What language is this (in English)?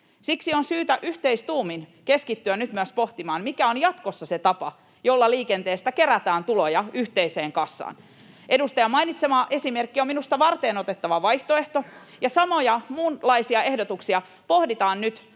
Finnish